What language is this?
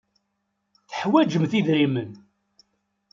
Kabyle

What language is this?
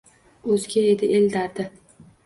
Uzbek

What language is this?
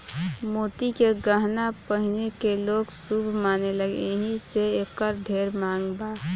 Bhojpuri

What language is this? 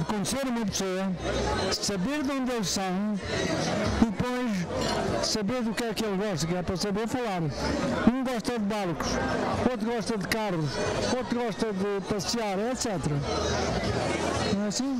Portuguese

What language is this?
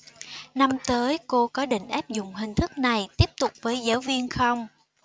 Vietnamese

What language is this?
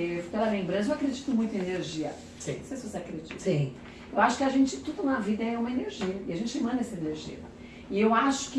Portuguese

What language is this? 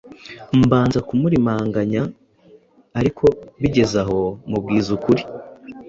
Kinyarwanda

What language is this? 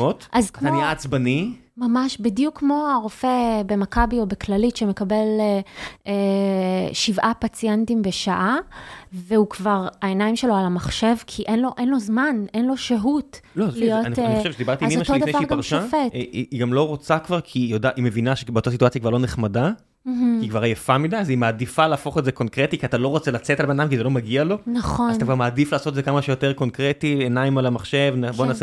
Hebrew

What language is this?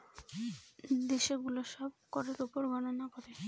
Bangla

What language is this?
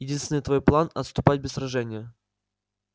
Russian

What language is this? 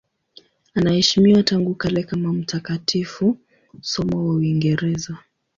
Swahili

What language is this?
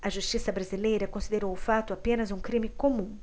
Portuguese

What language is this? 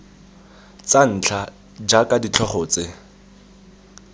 Tswana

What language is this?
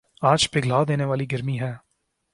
Urdu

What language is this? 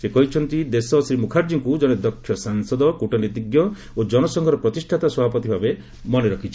Odia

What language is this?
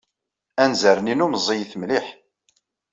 Kabyle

